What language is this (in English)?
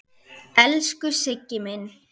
Icelandic